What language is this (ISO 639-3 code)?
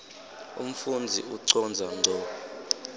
ssw